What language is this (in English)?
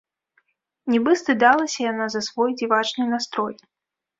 Belarusian